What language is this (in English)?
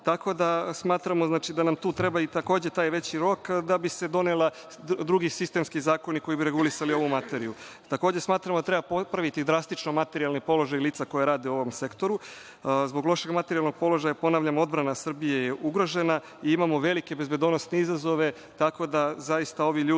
Serbian